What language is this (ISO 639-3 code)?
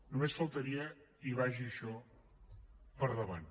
cat